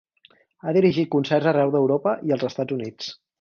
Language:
Catalan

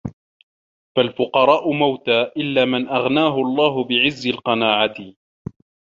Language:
Arabic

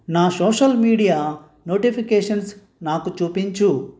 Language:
Telugu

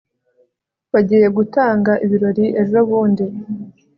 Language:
Kinyarwanda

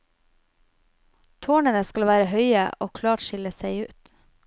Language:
Norwegian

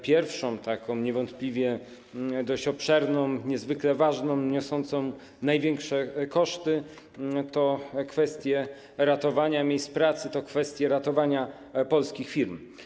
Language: Polish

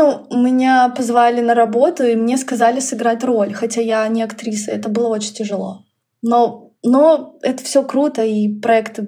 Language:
Russian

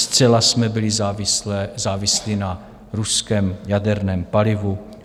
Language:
Czech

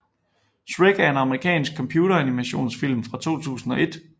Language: Danish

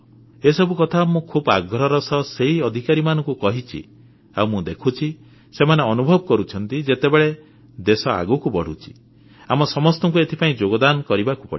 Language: Odia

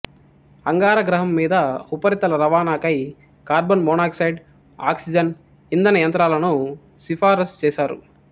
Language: Telugu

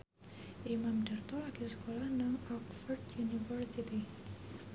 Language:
Javanese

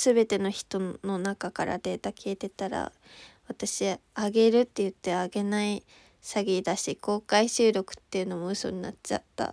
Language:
Japanese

